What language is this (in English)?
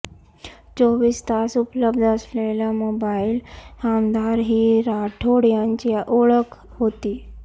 Marathi